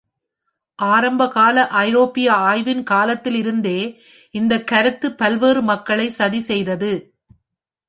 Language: Tamil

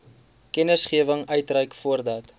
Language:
Afrikaans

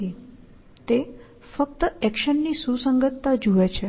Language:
Gujarati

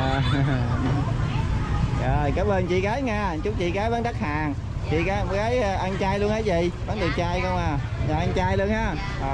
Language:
Vietnamese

